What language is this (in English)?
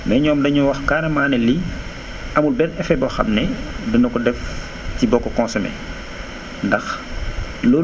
Wolof